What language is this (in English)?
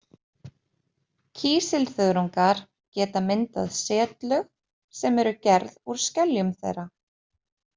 Icelandic